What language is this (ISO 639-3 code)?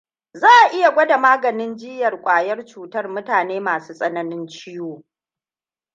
hau